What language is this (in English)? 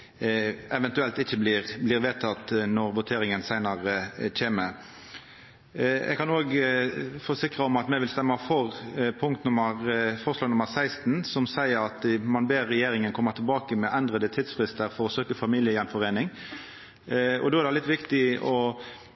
Norwegian Nynorsk